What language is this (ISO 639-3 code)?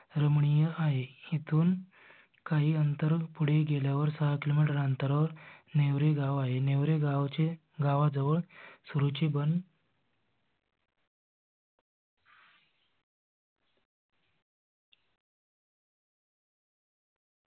mar